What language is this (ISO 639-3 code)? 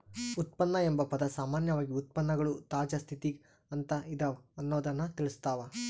kan